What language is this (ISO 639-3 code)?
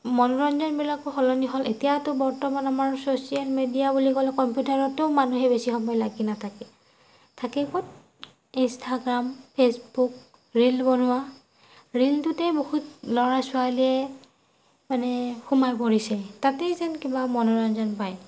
asm